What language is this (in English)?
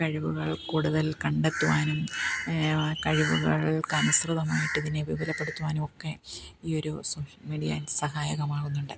Malayalam